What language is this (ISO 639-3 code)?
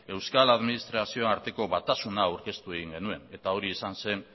eus